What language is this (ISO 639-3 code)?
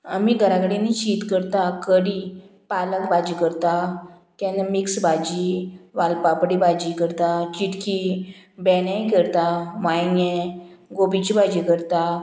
kok